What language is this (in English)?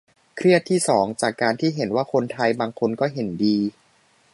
Thai